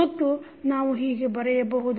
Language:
Kannada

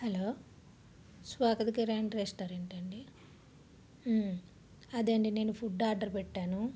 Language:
Telugu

